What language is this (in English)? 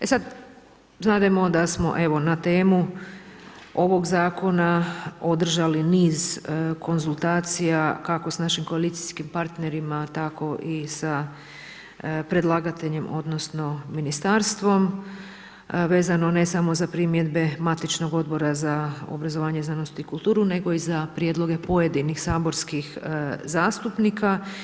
Croatian